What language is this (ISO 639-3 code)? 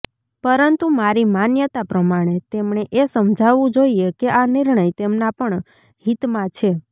guj